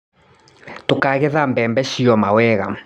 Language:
Kikuyu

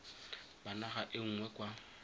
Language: Tswana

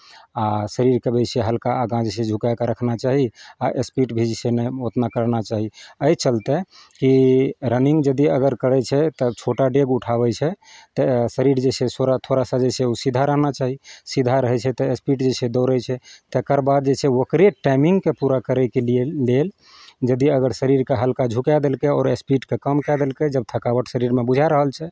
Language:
Maithili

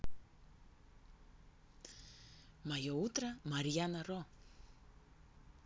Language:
Russian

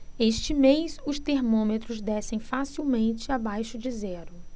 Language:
Portuguese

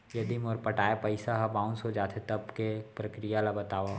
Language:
Chhattisgarhi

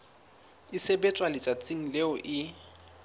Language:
Southern Sotho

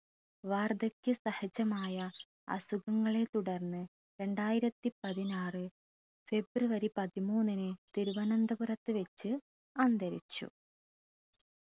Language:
Malayalam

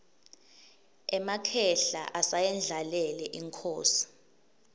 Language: Swati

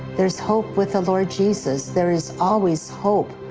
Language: English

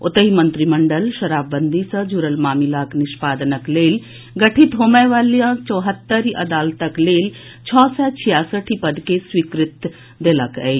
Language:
Maithili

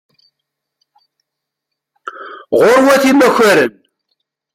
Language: Kabyle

